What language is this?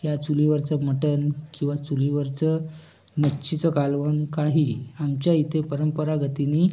Marathi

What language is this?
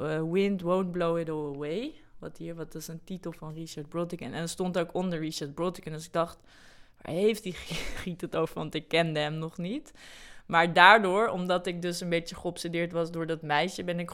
Dutch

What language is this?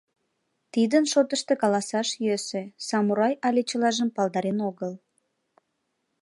Mari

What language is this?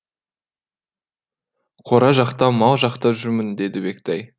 Kazakh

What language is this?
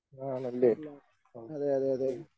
Malayalam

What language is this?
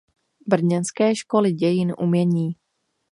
Czech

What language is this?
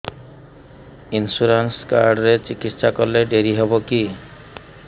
Odia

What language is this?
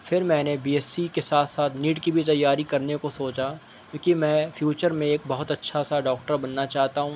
Urdu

